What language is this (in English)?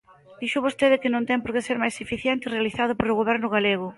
Galician